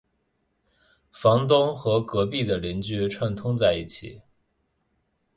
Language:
Chinese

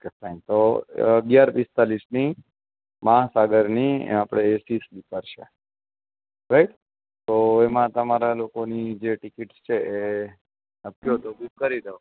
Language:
Gujarati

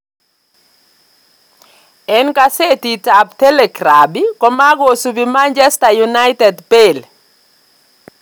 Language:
Kalenjin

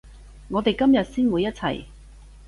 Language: Cantonese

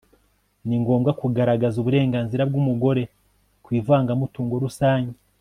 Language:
Kinyarwanda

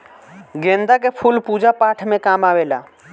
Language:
Bhojpuri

